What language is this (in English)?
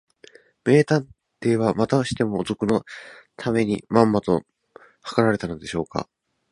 Japanese